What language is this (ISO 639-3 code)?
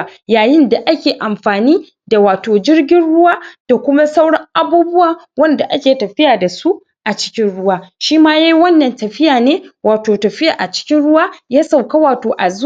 hau